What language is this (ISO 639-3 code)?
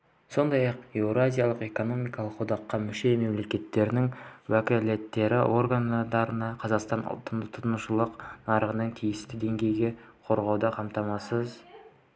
kaz